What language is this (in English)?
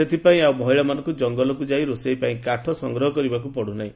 Odia